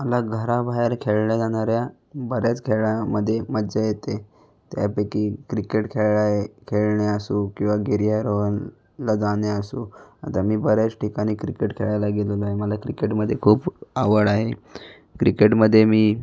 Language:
Marathi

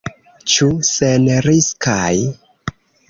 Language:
Esperanto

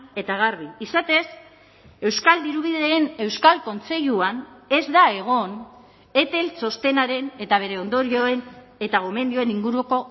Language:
Basque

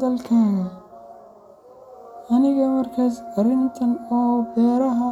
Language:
Somali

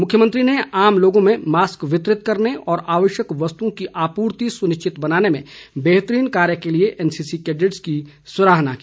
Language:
Hindi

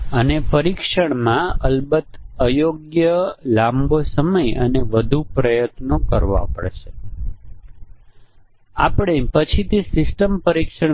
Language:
Gujarati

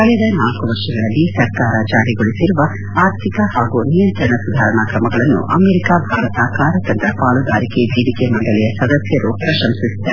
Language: Kannada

